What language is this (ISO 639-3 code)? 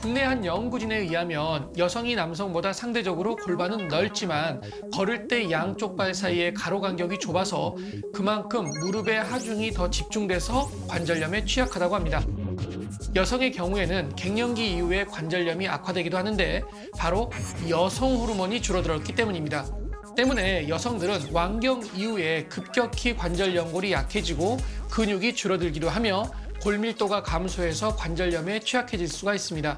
kor